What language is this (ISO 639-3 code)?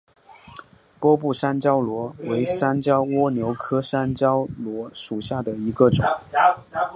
zho